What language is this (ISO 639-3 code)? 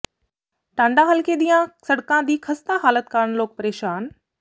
pan